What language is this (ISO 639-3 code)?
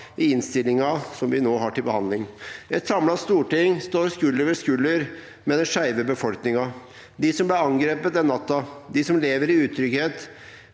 nor